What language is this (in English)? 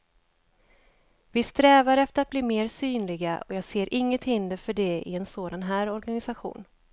Swedish